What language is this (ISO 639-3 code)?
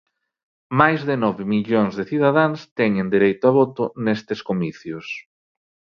glg